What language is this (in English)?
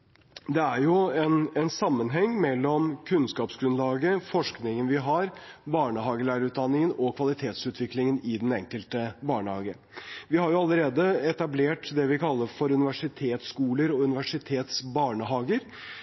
Norwegian Bokmål